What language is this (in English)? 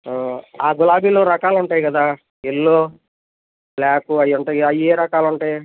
Telugu